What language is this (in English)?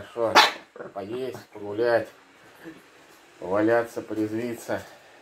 Russian